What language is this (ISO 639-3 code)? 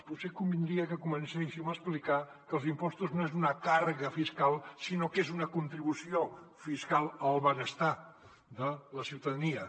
cat